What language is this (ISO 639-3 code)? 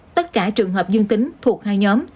vie